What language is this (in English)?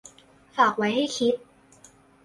Thai